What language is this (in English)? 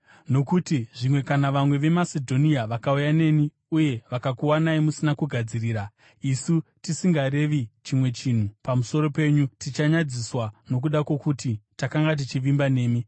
Shona